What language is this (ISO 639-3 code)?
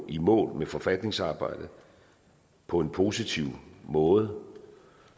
dan